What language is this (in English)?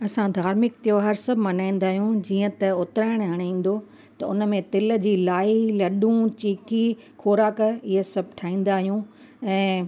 Sindhi